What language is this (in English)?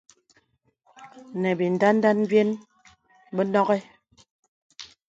Bebele